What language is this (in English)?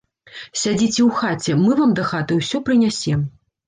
Belarusian